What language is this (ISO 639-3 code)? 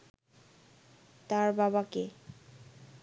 ben